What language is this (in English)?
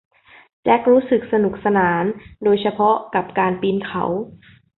Thai